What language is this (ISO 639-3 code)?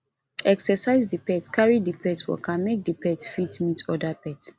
pcm